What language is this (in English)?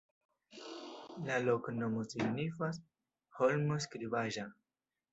Esperanto